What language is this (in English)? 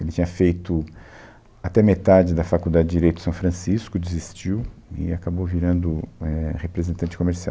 Portuguese